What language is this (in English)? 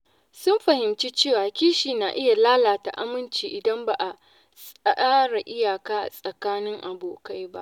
Hausa